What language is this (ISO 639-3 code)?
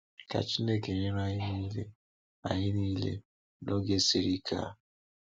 ibo